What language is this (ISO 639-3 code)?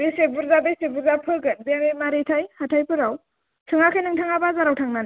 brx